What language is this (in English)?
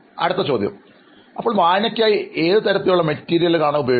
Malayalam